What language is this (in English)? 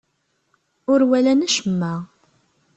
Kabyle